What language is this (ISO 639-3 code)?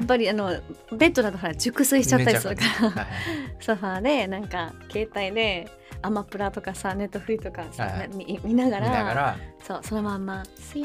jpn